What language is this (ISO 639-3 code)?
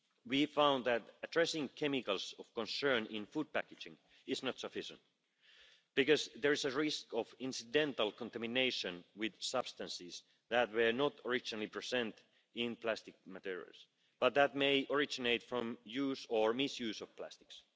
eng